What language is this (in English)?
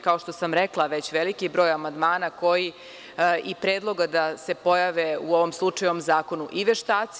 Serbian